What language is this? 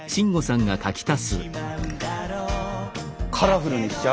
Japanese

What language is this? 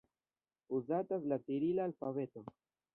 Esperanto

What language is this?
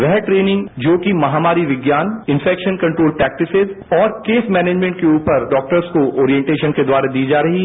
Hindi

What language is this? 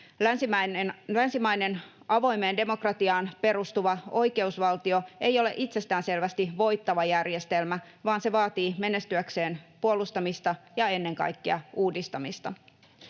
Finnish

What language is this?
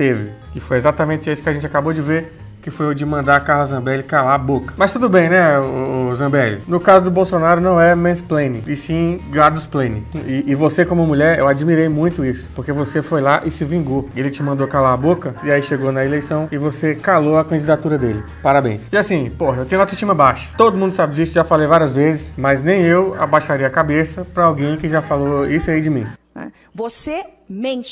Portuguese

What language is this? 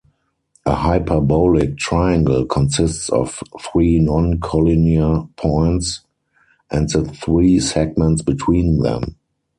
English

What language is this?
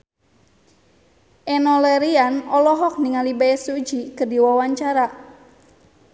Sundanese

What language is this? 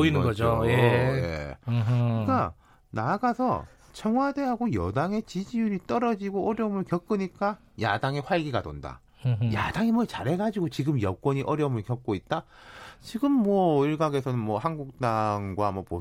Korean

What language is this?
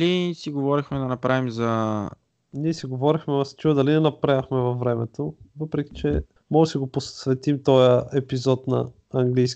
Bulgarian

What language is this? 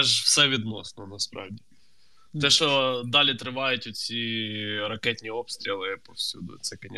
Ukrainian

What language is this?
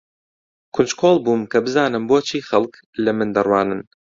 Central Kurdish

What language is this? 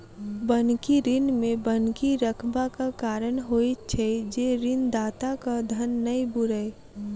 Maithili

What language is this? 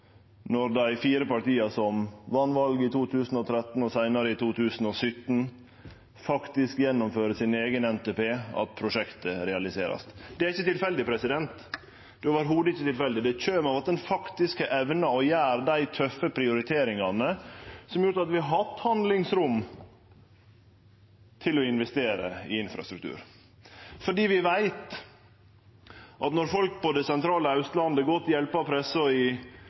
Norwegian Nynorsk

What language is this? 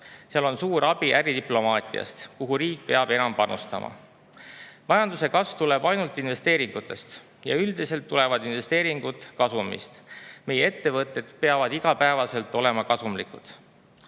Estonian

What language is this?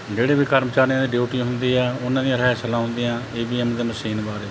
Punjabi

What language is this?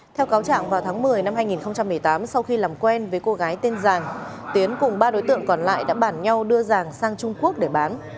Vietnamese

